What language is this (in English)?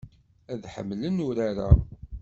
Kabyle